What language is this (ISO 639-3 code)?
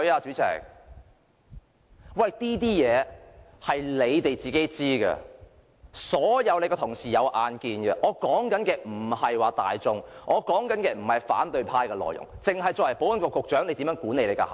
yue